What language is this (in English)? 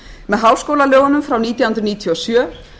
Icelandic